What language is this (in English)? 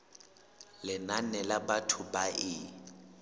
Southern Sotho